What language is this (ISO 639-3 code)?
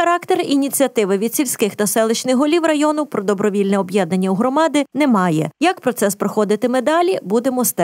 ukr